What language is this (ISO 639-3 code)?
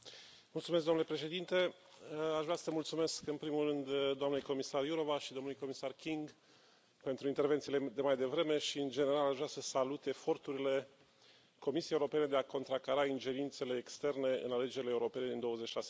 ron